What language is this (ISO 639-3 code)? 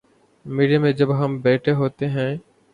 urd